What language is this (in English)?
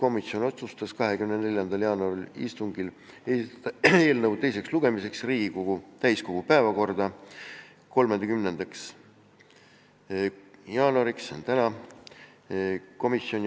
Estonian